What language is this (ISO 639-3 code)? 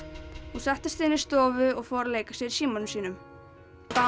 isl